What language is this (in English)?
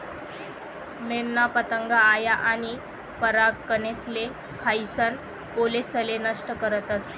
Marathi